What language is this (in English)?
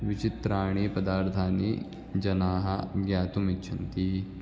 Sanskrit